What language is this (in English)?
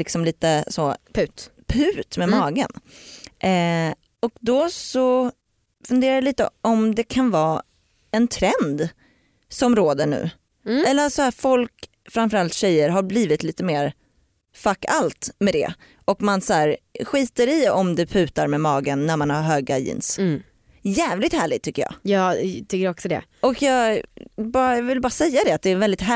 Swedish